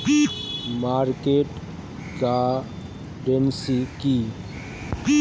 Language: Bangla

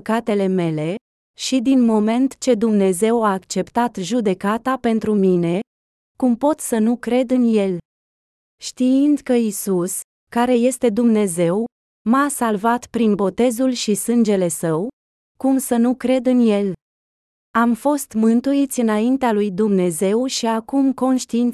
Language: Romanian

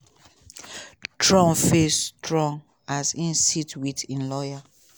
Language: Nigerian Pidgin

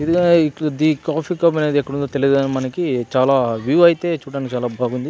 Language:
Telugu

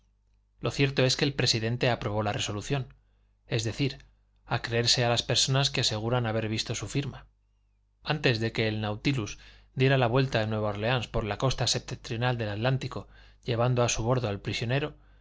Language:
Spanish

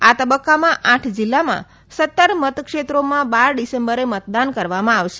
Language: Gujarati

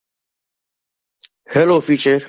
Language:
Gujarati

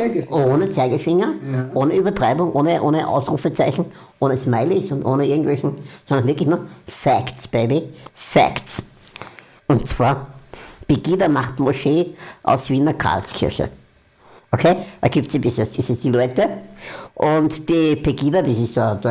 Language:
German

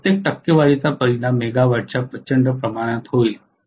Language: Marathi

